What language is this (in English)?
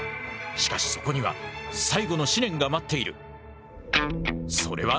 Japanese